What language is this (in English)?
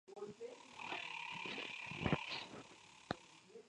Spanish